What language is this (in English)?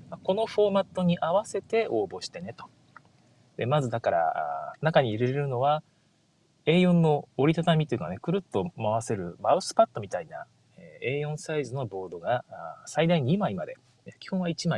Japanese